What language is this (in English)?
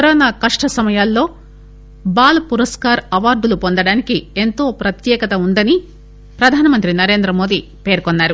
Telugu